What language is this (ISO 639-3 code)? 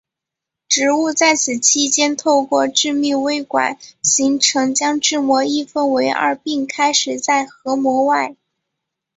zho